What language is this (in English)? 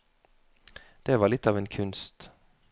Norwegian